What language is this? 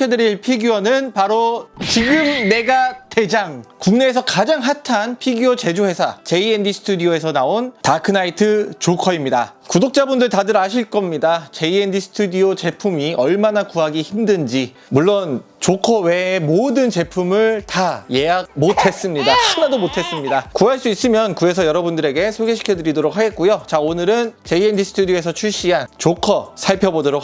Korean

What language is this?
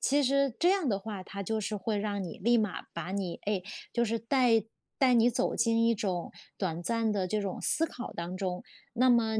Chinese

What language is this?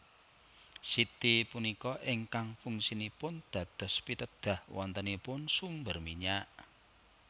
Javanese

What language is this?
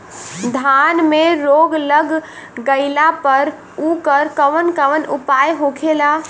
Bhojpuri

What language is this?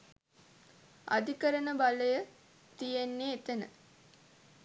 Sinhala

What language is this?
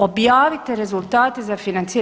Croatian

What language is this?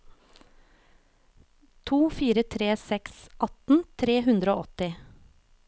Norwegian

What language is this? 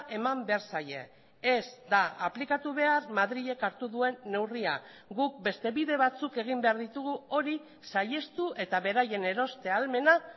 Basque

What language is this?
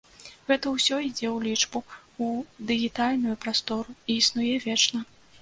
Belarusian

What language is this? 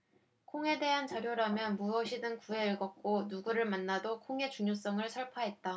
Korean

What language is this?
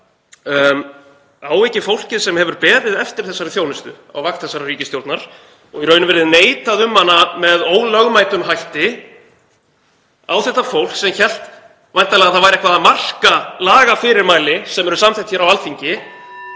Icelandic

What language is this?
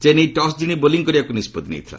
Odia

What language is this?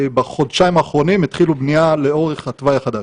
Hebrew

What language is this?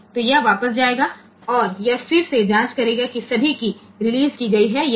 Hindi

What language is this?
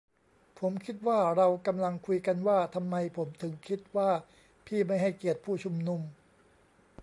Thai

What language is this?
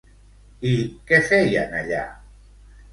Catalan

